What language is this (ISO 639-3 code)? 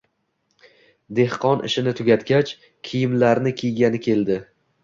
uzb